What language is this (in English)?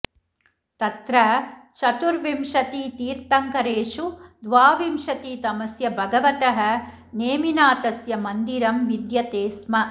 Sanskrit